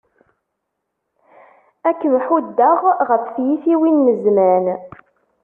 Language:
Kabyle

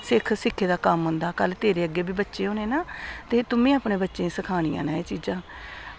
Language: Dogri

